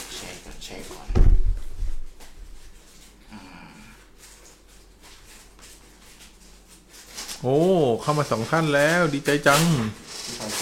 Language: Thai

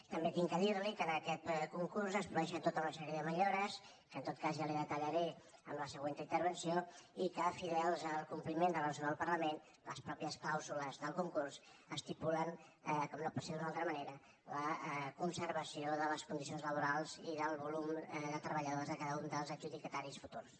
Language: Catalan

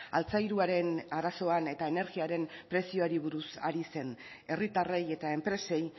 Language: Basque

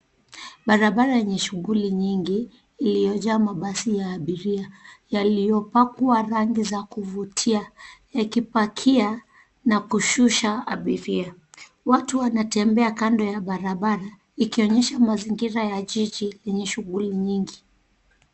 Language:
Swahili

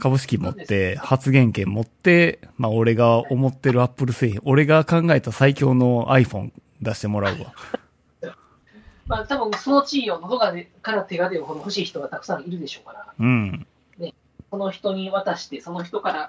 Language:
Japanese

